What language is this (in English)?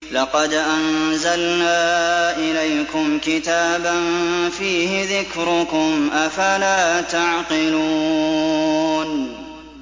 Arabic